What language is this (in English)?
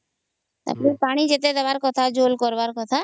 Odia